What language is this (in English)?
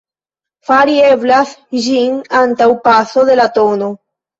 Esperanto